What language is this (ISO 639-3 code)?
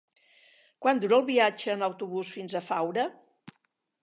cat